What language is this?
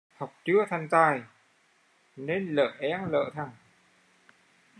Vietnamese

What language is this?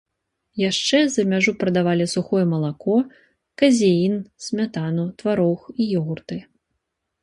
Belarusian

